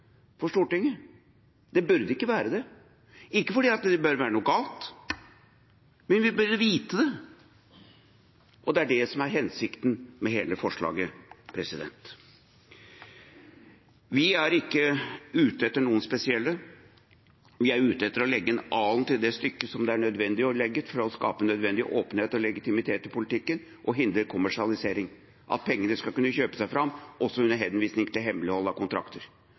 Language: Norwegian Bokmål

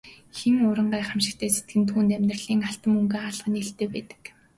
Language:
Mongolian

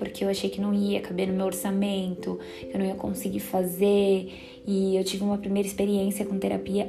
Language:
Portuguese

